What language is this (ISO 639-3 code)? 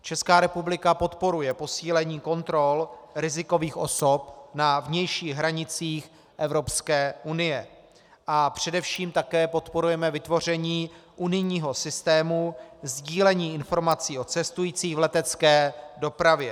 ces